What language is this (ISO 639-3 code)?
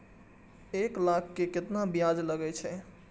mai